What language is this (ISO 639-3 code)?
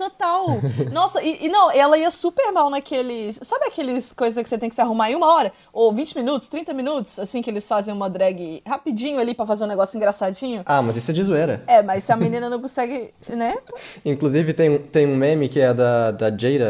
por